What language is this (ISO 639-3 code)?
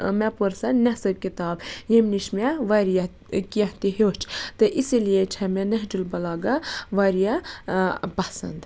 kas